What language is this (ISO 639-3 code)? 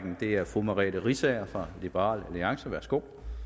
dan